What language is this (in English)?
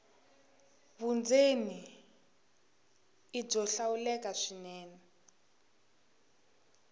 Tsonga